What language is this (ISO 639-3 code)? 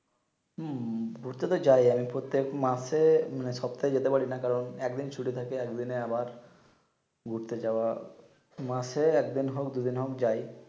ben